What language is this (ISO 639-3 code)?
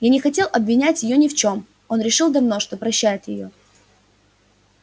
rus